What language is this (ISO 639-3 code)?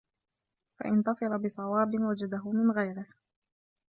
ara